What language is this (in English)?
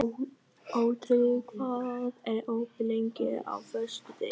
Icelandic